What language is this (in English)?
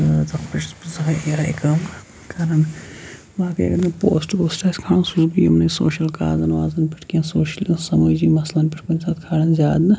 Kashmiri